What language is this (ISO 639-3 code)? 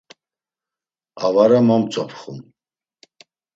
lzz